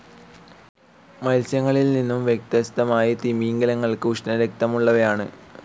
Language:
Malayalam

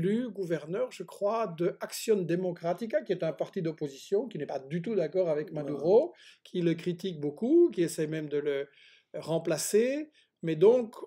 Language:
French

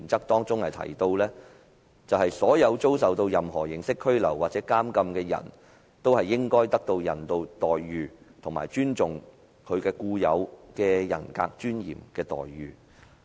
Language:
Cantonese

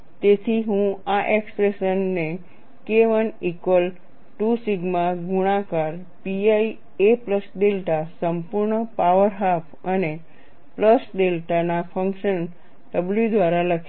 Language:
Gujarati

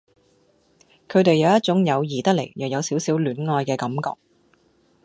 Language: Cantonese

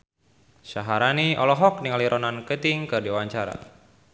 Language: Sundanese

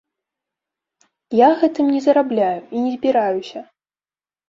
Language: Belarusian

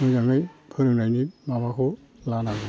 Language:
Bodo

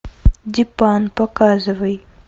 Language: Russian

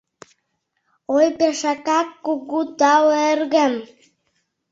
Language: Mari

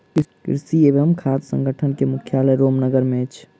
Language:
Maithili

